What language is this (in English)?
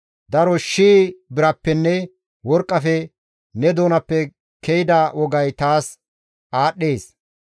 Gamo